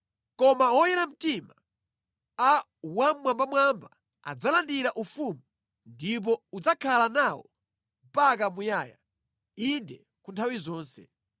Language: Nyanja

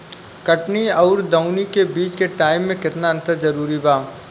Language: Bhojpuri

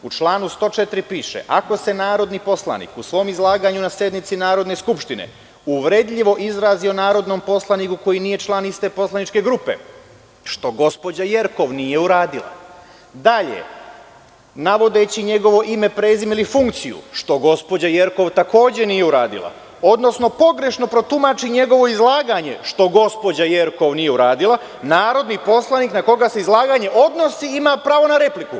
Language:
Serbian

